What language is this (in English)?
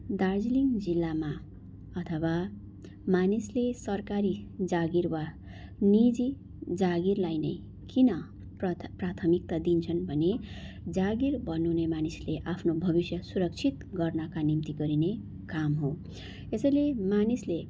Nepali